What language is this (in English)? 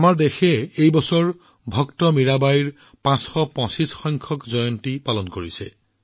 Assamese